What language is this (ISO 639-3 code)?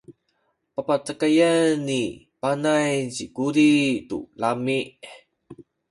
szy